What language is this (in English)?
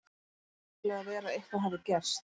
Icelandic